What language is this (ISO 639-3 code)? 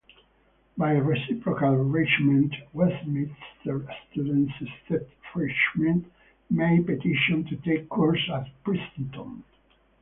eng